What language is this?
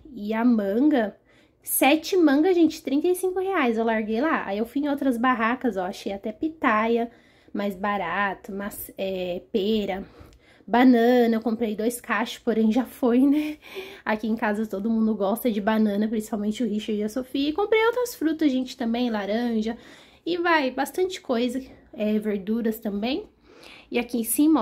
Portuguese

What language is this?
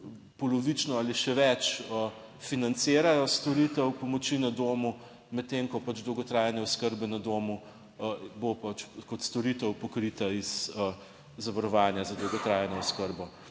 Slovenian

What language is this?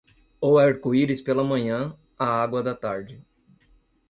Portuguese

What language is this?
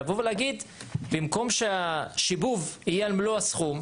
Hebrew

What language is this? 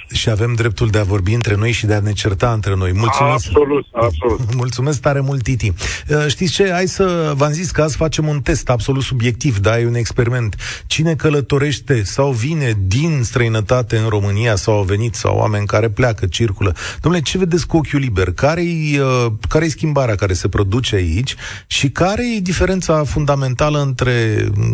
Romanian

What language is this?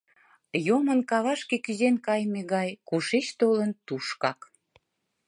Mari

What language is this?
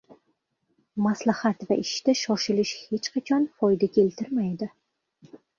Uzbek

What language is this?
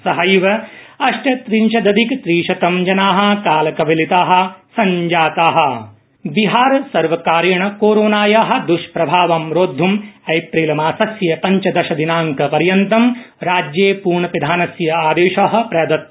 Sanskrit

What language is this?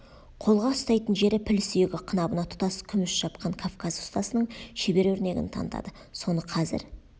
Kazakh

